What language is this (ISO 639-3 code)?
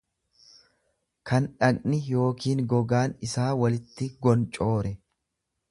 orm